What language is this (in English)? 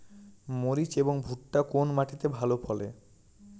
Bangla